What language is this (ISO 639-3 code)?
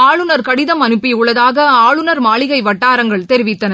tam